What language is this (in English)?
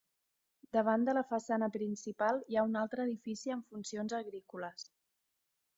Catalan